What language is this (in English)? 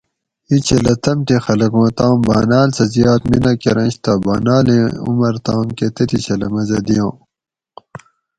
Gawri